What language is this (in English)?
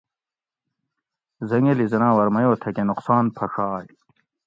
Gawri